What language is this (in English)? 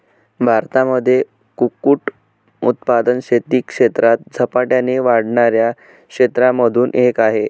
Marathi